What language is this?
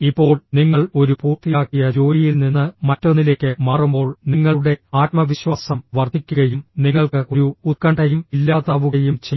Malayalam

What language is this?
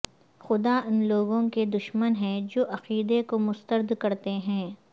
Urdu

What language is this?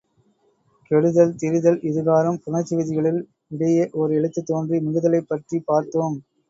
Tamil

